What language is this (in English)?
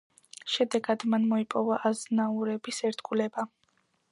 Georgian